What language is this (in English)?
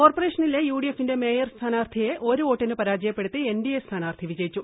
Malayalam